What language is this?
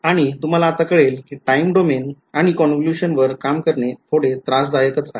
Marathi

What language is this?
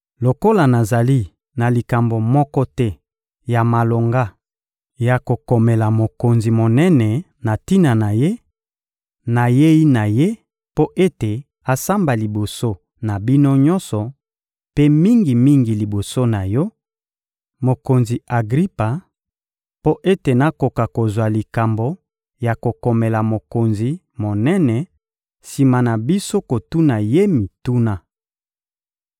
Lingala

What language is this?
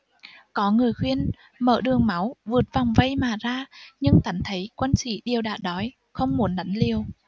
Vietnamese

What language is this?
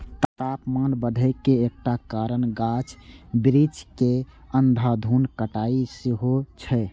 Maithili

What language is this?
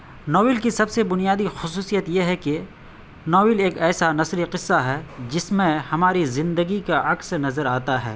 Urdu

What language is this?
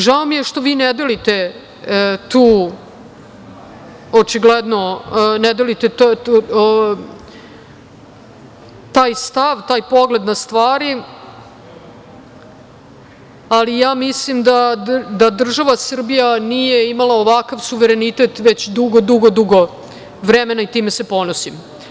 Serbian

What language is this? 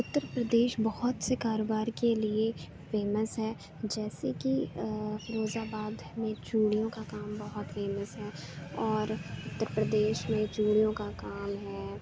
Urdu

